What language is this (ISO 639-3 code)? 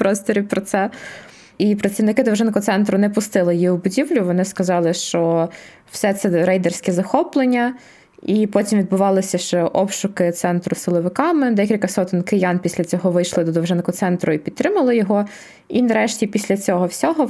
ukr